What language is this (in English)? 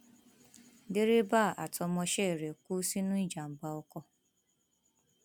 Yoruba